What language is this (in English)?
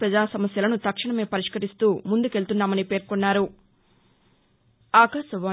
Telugu